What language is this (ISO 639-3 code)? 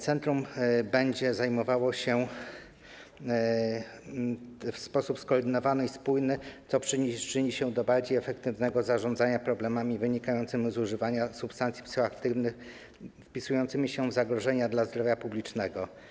pol